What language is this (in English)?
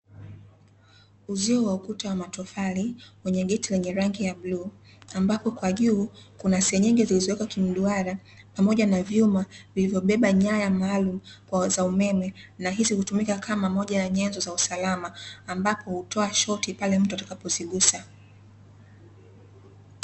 Swahili